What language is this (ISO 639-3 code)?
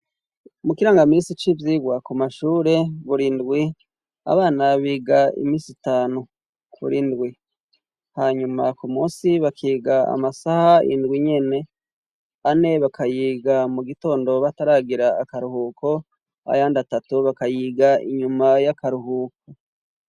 run